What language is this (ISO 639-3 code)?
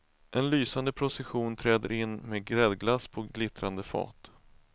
swe